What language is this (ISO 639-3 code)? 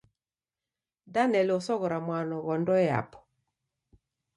dav